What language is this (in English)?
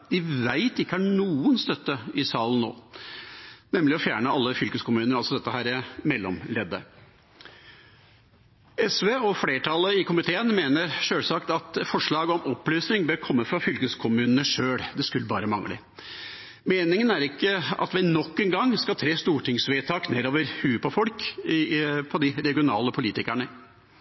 Norwegian Bokmål